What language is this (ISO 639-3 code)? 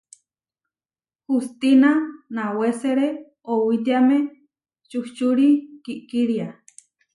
var